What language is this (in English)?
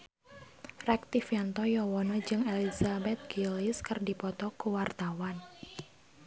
Sundanese